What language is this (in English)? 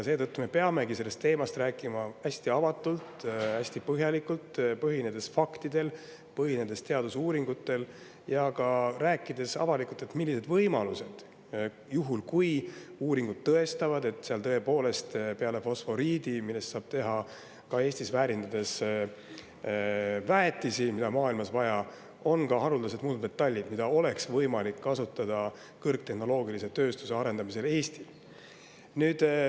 Estonian